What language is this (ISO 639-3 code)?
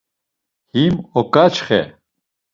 lzz